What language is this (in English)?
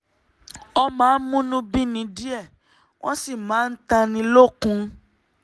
Yoruba